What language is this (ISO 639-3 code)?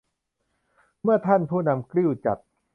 tha